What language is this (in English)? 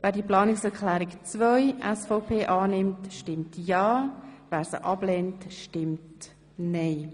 Swiss German